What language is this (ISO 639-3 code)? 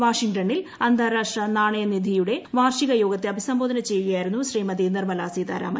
mal